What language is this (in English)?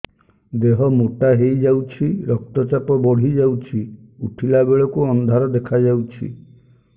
Odia